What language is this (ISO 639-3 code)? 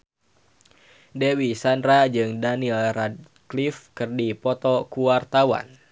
sun